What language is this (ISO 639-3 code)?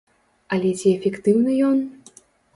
bel